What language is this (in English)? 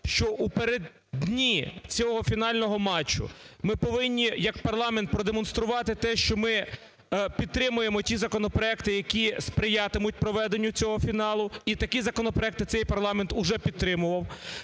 Ukrainian